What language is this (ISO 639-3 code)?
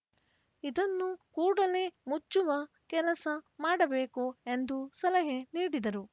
kan